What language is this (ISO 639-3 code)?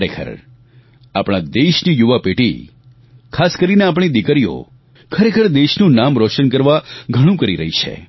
guj